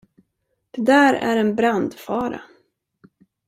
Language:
Swedish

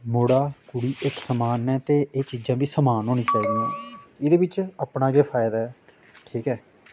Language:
Dogri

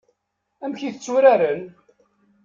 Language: Kabyle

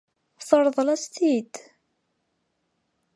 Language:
Kabyle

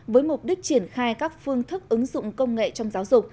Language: Vietnamese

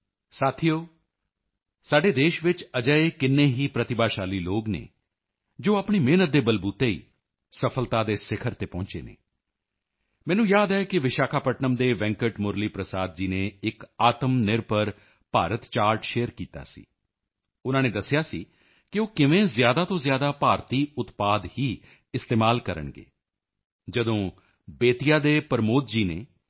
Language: Punjabi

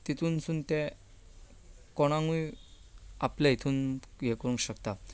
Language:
Konkani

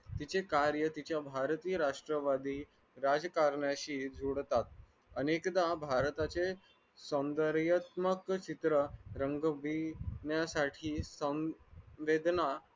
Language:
Marathi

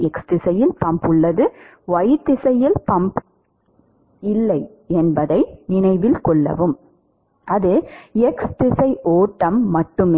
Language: Tamil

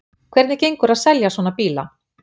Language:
Icelandic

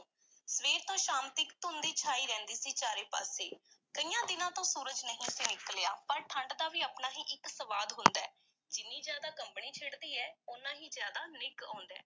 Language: Punjabi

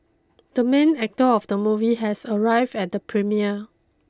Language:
English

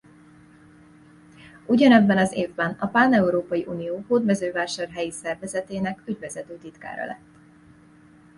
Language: Hungarian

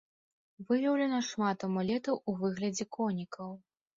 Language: Belarusian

